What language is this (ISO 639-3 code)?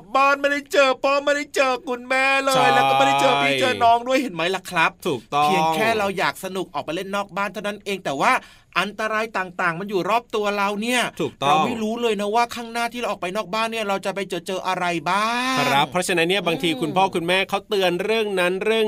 tha